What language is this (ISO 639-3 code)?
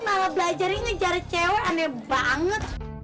ind